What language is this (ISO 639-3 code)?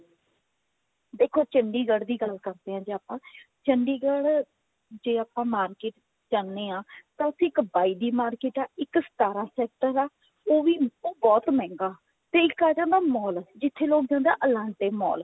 pan